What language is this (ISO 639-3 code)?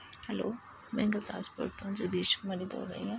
pan